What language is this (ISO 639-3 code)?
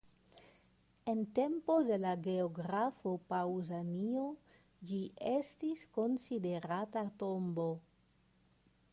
epo